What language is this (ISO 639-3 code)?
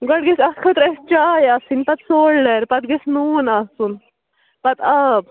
kas